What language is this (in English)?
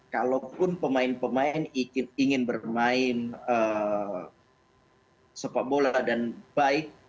Indonesian